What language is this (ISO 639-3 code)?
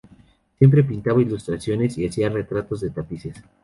spa